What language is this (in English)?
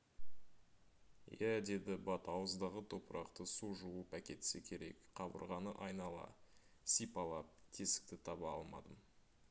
Kazakh